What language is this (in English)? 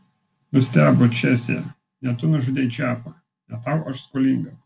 Lithuanian